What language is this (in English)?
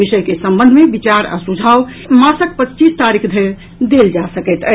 Maithili